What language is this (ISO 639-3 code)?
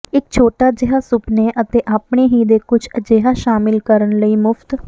pan